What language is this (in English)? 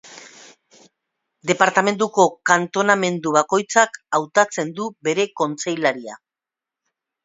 Basque